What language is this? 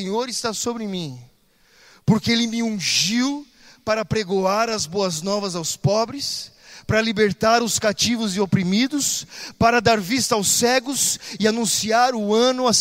Portuguese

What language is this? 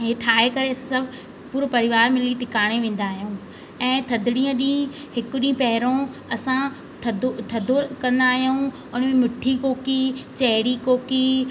Sindhi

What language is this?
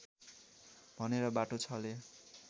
Nepali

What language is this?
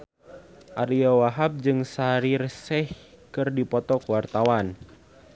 Sundanese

